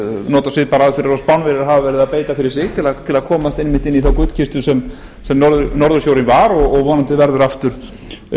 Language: Icelandic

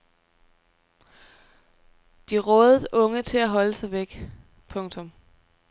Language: Danish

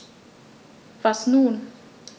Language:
German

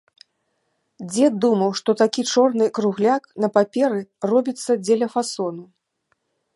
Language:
Belarusian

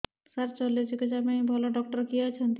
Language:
Odia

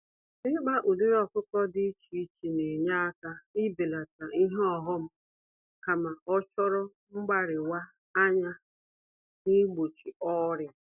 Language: Igbo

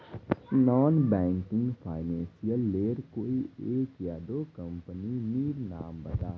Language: Magahi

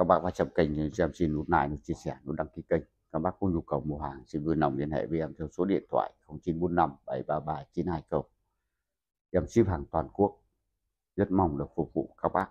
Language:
Vietnamese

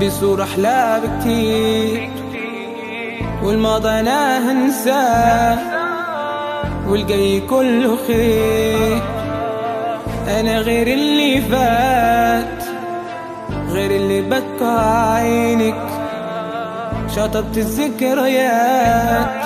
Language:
Arabic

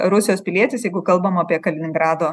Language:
Lithuanian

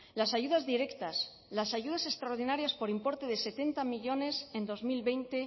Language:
Spanish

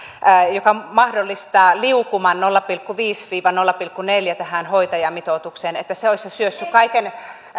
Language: Finnish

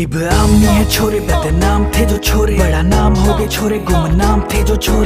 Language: Hindi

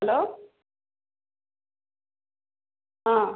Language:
Hindi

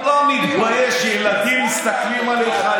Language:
Hebrew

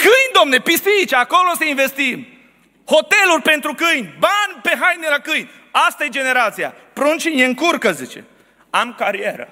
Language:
Romanian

